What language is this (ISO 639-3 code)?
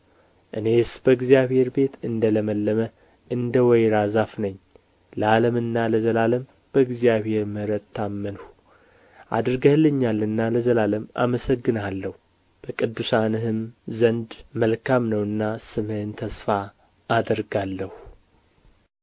amh